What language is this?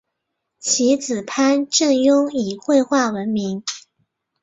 Chinese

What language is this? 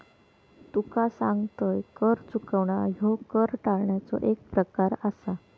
Marathi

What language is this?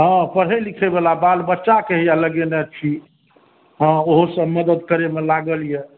Maithili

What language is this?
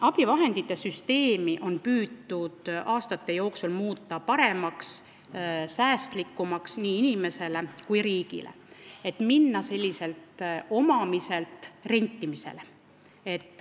Estonian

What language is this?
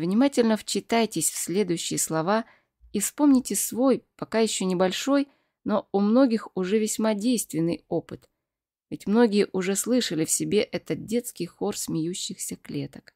Russian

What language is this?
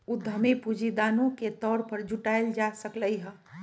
Magahi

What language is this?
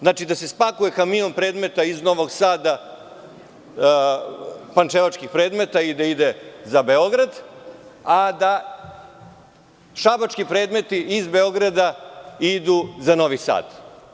Serbian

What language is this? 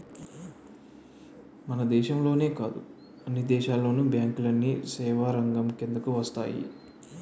Telugu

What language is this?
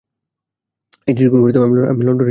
Bangla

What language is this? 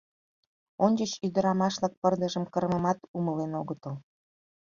Mari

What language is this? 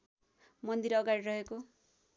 Nepali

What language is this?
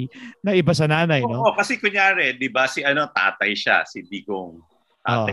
Filipino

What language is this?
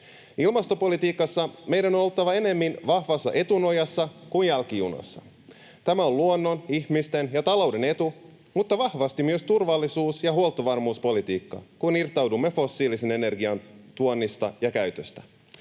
Finnish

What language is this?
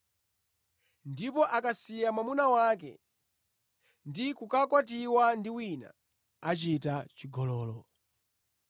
Nyanja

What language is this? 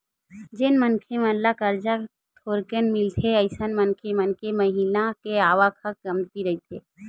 Chhattisgarhi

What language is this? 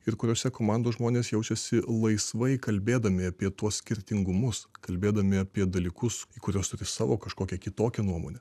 Lithuanian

